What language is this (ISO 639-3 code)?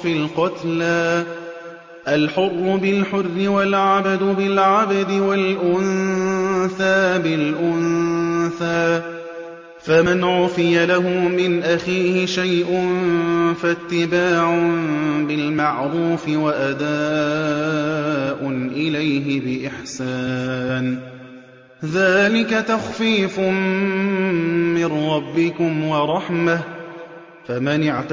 ara